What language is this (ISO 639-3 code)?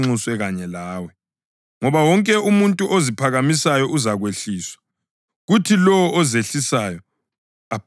nde